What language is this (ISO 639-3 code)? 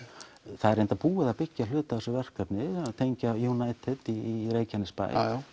isl